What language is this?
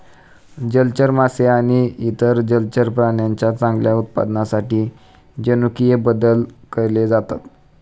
Marathi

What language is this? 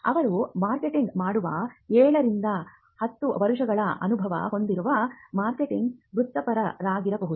Kannada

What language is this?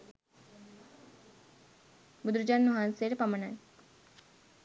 Sinhala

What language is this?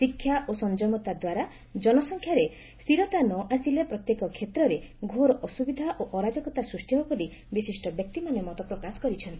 Odia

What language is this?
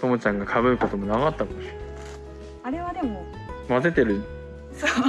Japanese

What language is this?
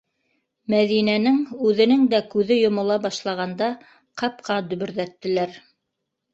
Bashkir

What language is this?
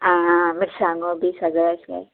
Konkani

